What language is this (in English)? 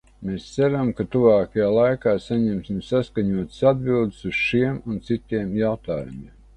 Latvian